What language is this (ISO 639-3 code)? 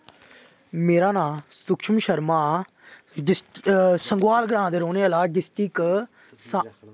doi